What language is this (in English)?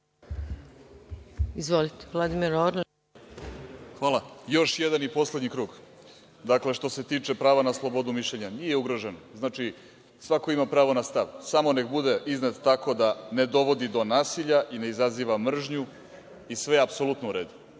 Serbian